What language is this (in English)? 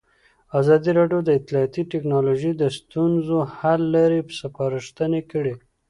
Pashto